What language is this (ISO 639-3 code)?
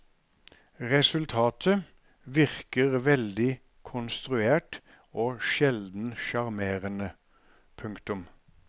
nor